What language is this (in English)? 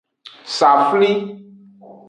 Aja (Benin)